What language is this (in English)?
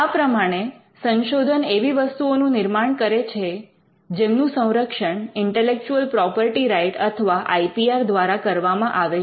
Gujarati